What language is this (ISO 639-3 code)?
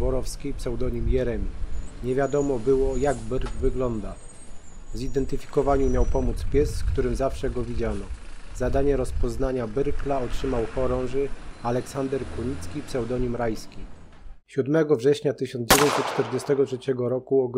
pol